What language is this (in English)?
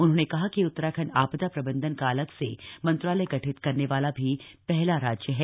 Hindi